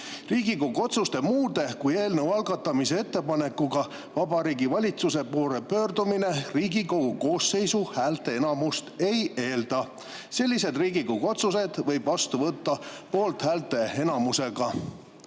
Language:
Estonian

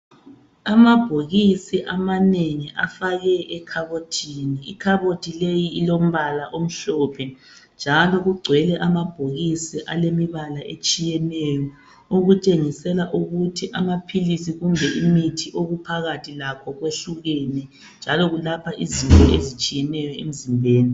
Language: North Ndebele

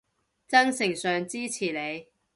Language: Cantonese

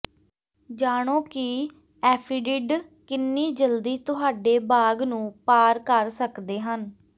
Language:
Punjabi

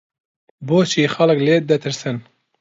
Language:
Central Kurdish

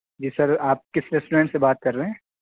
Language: Urdu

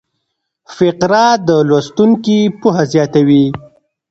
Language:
Pashto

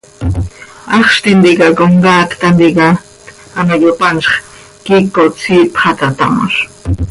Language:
Seri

